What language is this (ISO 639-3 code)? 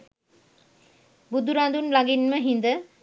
sin